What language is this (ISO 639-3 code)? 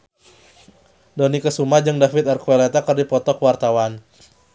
sun